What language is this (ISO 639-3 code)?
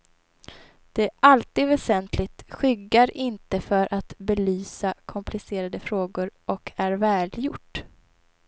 swe